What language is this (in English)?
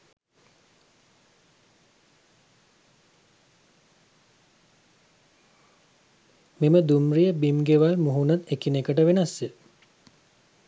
Sinhala